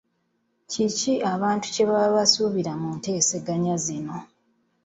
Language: Ganda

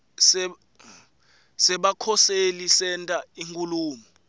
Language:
Swati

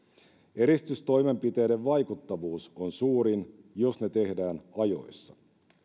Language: Finnish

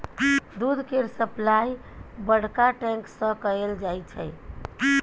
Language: Maithili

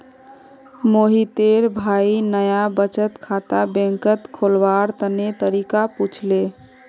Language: Magahi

